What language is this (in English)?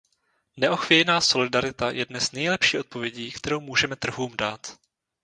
Czech